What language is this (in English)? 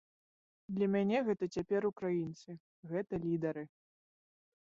Belarusian